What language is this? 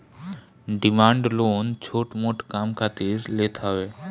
Bhojpuri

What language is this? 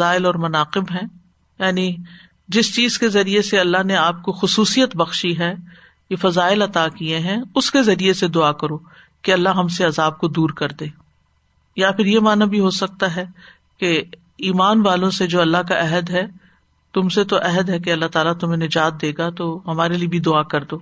Urdu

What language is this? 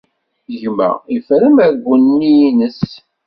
Kabyle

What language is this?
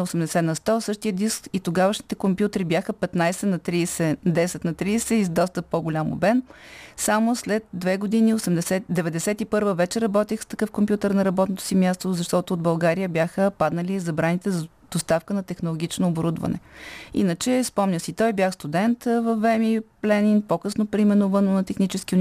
Bulgarian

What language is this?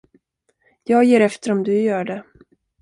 Swedish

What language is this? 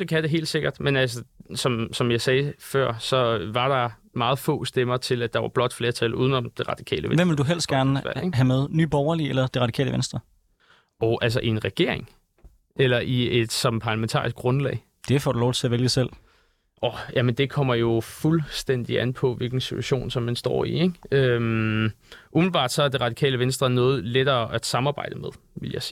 Danish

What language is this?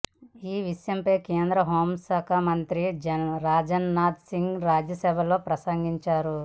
Telugu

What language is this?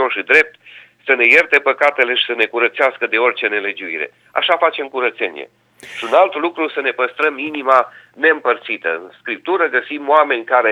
Romanian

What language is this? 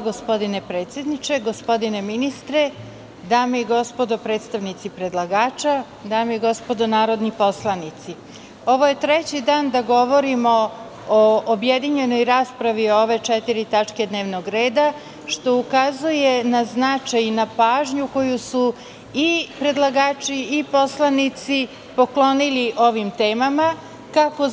Serbian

